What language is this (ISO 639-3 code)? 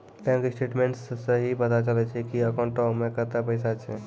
mai